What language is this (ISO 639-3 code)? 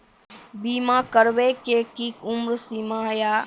mai